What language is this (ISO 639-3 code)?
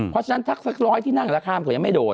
tha